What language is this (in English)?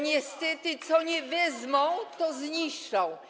Polish